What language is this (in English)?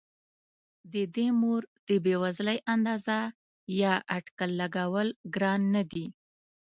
Pashto